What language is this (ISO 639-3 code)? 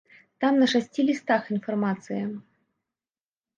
bel